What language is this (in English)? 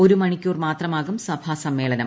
Malayalam